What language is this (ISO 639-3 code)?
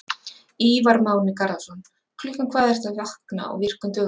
isl